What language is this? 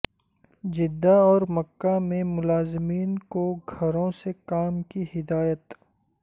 Urdu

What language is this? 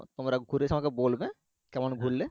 Bangla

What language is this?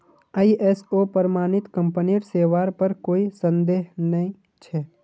Magahi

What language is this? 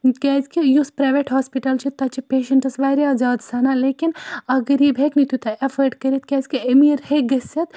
Kashmiri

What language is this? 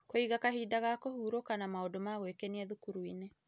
Kikuyu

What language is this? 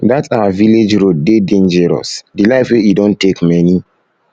Nigerian Pidgin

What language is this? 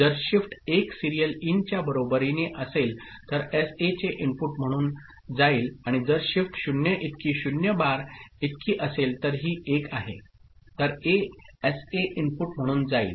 Marathi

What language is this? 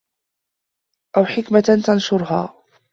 Arabic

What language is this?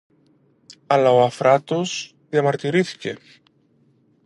Greek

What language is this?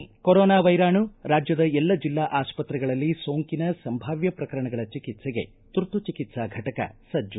Kannada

